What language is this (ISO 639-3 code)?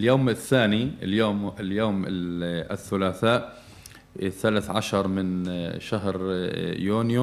ara